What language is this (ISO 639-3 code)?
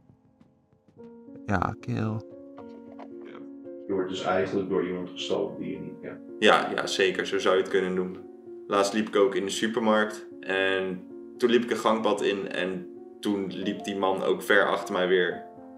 nld